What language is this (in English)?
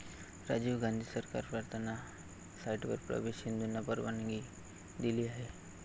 Marathi